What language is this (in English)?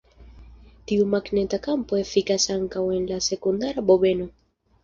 Esperanto